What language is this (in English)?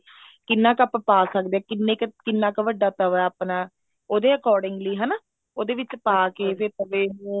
Punjabi